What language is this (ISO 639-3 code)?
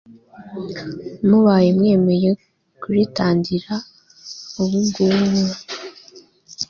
kin